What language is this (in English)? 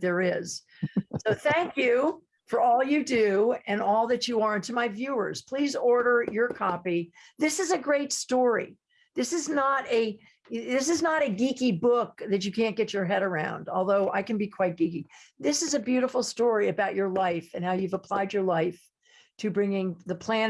English